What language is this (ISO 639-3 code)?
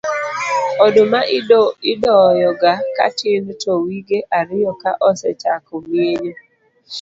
luo